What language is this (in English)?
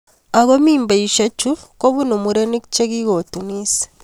Kalenjin